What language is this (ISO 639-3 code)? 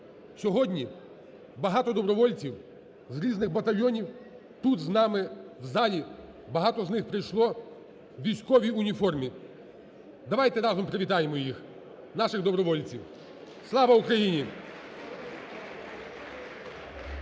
ukr